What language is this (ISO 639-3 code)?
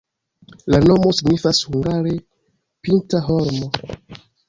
epo